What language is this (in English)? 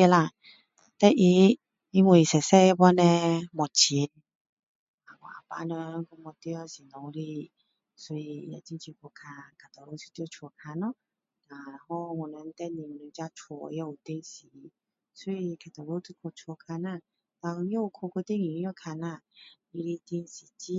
Min Dong Chinese